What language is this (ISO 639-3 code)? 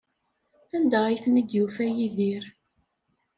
kab